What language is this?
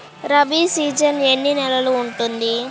Telugu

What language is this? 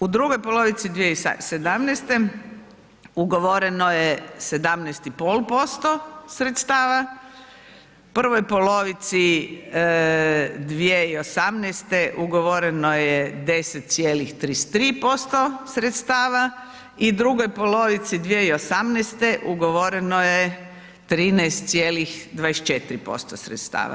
Croatian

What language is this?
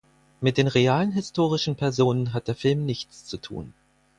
German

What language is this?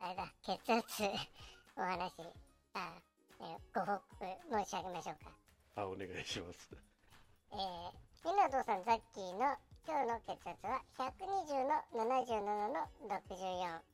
Japanese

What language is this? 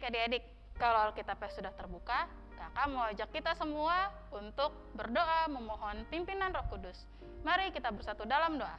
Indonesian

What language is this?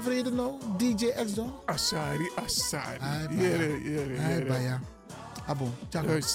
Dutch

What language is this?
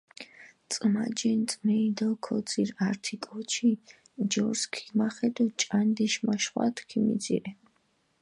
Mingrelian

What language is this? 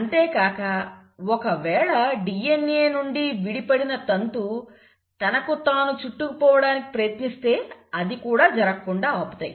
Telugu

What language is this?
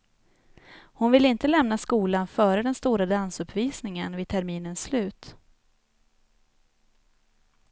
Swedish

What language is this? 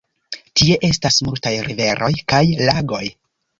Esperanto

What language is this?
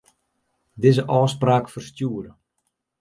Western Frisian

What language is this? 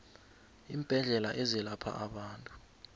South Ndebele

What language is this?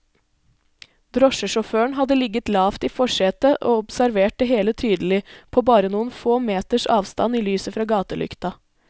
Norwegian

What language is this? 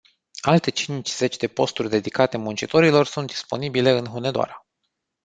Romanian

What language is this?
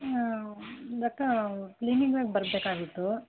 Kannada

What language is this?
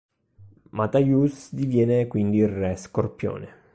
Italian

